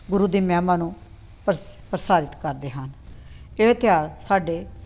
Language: Punjabi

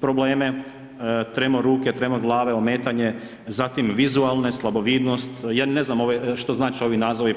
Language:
Croatian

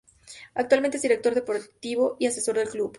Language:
Spanish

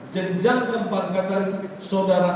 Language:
Indonesian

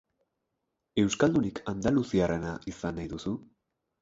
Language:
Basque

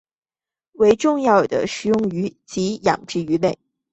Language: Chinese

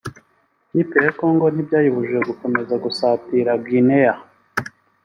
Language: Kinyarwanda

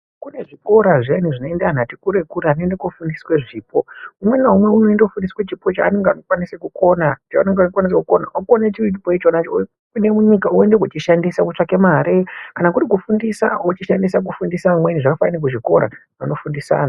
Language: Ndau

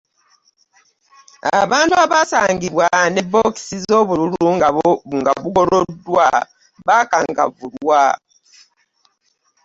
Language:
Ganda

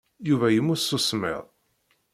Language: Kabyle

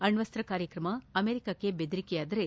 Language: Kannada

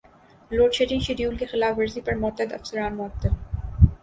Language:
Urdu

